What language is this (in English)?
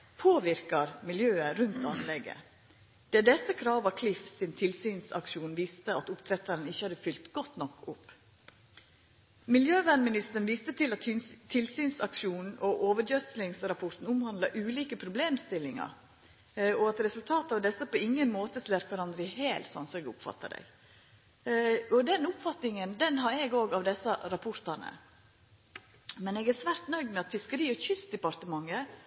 Norwegian Nynorsk